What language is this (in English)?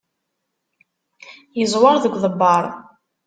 Kabyle